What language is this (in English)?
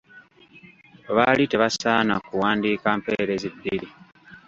Ganda